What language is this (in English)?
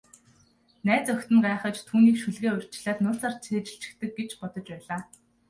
Mongolian